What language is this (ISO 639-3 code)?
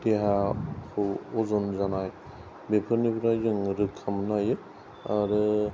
brx